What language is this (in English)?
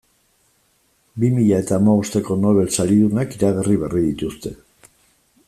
Basque